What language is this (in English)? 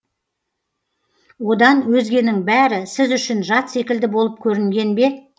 Kazakh